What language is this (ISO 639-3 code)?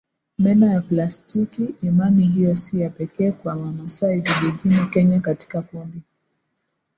swa